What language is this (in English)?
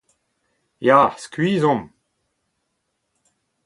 Breton